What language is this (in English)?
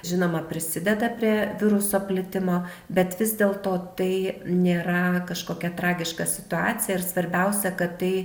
Lithuanian